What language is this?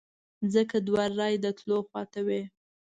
Pashto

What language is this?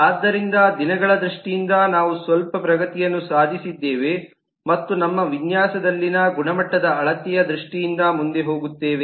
Kannada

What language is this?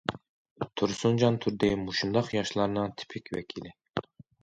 Uyghur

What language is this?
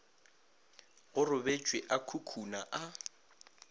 Northern Sotho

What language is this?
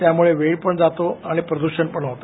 Marathi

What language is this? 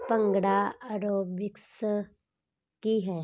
Punjabi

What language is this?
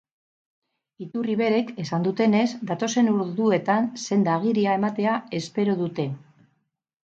Basque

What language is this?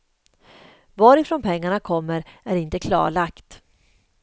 Swedish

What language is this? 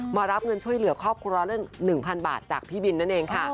Thai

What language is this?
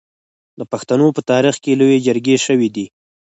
Pashto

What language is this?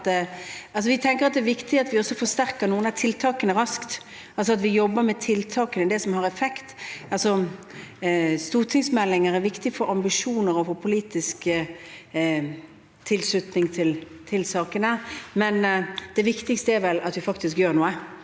Norwegian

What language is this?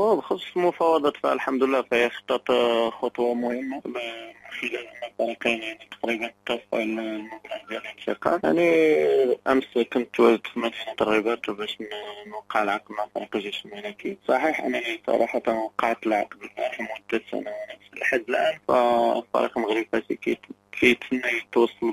Arabic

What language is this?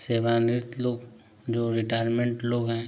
Hindi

